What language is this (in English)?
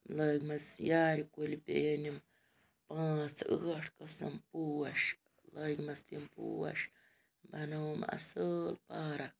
Kashmiri